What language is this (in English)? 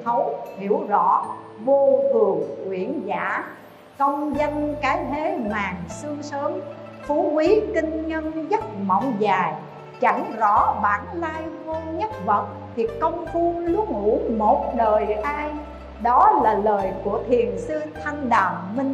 Vietnamese